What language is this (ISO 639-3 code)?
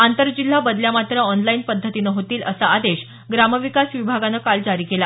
mar